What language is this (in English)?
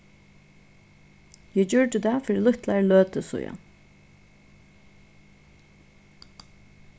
Faroese